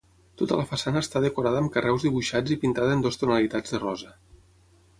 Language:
Catalan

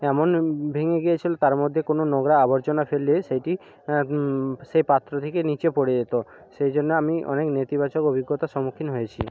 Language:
Bangla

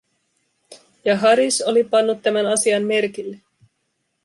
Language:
Finnish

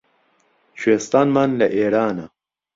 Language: Central Kurdish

